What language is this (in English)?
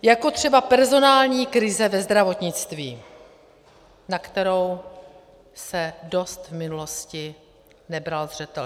Czech